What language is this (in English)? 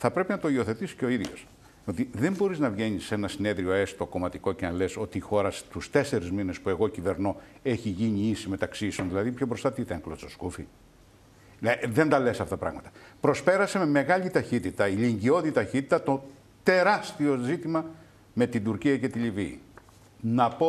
Greek